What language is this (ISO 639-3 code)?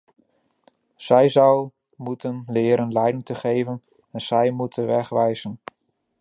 nld